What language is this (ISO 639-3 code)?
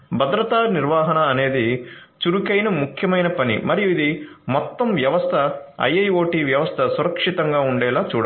tel